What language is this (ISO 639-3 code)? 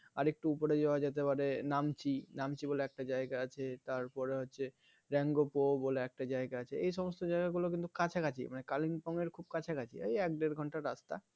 ben